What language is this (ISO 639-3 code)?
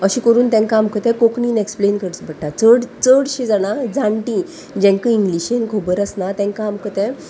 kok